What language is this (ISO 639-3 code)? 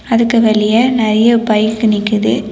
tam